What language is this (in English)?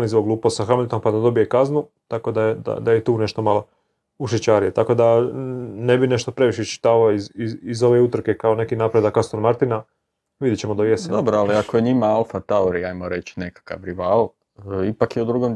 Croatian